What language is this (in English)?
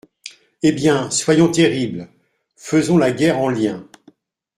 French